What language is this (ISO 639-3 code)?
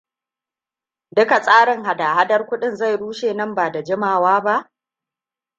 hau